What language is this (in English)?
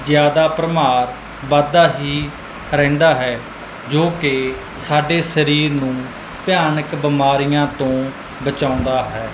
Punjabi